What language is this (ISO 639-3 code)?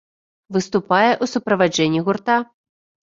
bel